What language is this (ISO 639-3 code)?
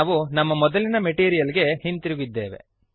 kan